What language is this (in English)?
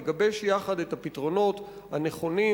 Hebrew